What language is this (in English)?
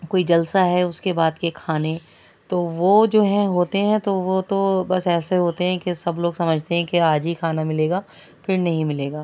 Urdu